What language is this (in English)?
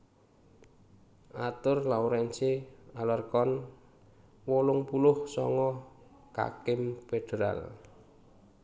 Javanese